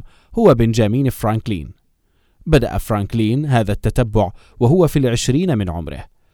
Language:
Arabic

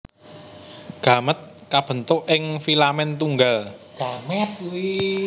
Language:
Javanese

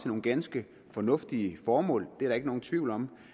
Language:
Danish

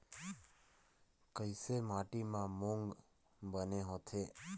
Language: Chhattisgarhi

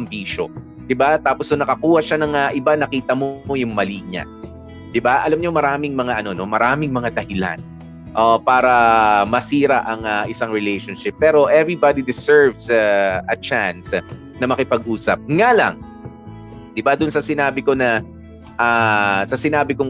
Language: Filipino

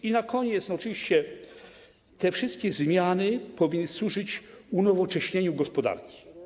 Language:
Polish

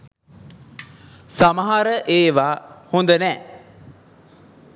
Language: Sinhala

